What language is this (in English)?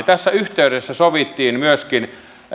Finnish